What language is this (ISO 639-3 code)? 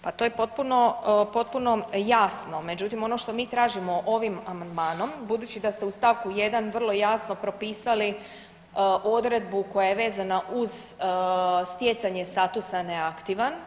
hrv